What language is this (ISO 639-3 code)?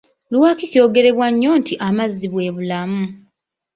lug